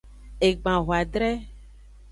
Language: Aja (Benin)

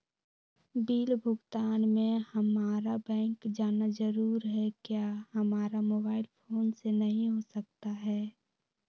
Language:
Magahi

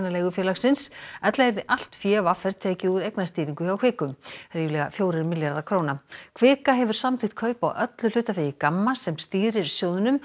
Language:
Icelandic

